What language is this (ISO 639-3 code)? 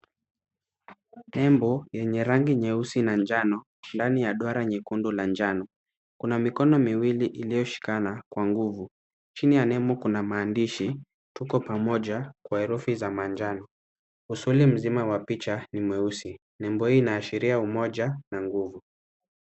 swa